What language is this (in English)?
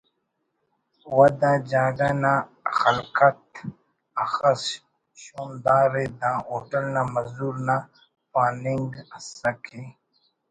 Brahui